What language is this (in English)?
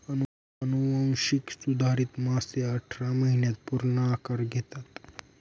Marathi